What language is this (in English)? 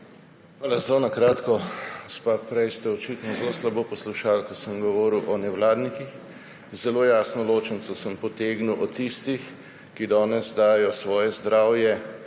Slovenian